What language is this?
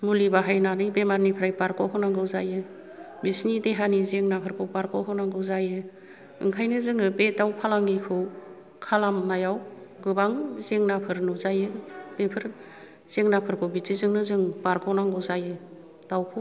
Bodo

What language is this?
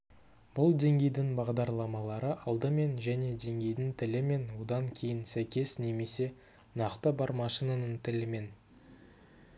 Kazakh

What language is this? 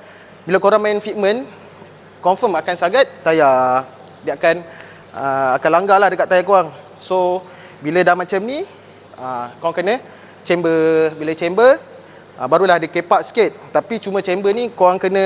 Malay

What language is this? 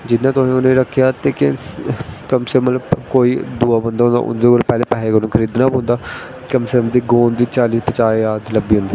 Dogri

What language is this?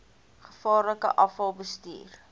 Afrikaans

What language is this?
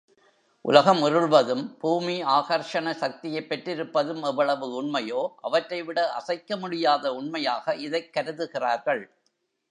Tamil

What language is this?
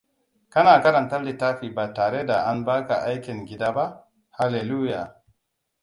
Hausa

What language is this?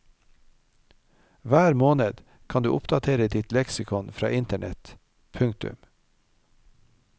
Norwegian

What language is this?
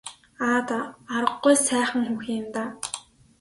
Mongolian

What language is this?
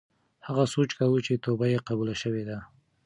Pashto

